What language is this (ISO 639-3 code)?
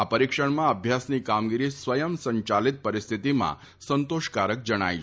guj